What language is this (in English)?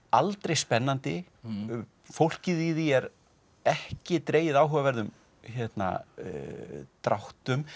Icelandic